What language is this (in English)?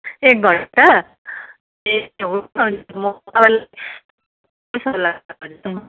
Nepali